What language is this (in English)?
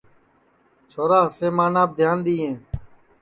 Sansi